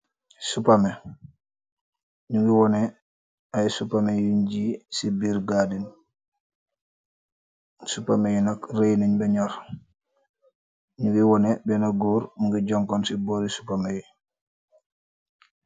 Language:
Wolof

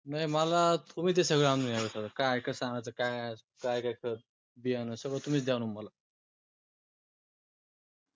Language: Marathi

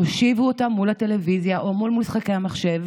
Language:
Hebrew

